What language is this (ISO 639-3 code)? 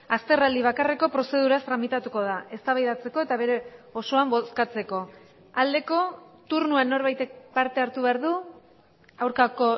eus